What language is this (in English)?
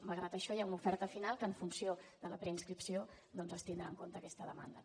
Catalan